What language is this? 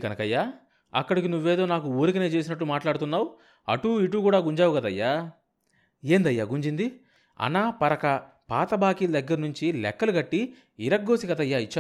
Telugu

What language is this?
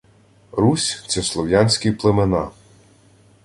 Ukrainian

